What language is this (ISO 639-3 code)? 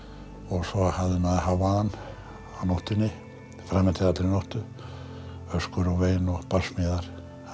isl